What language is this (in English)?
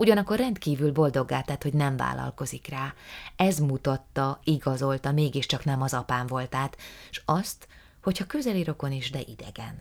Hungarian